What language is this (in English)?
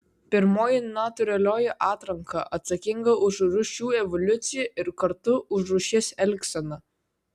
Lithuanian